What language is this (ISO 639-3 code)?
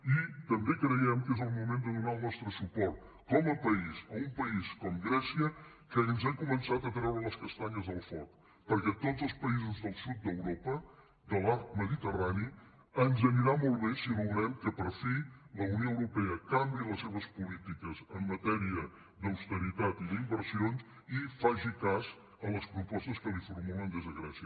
cat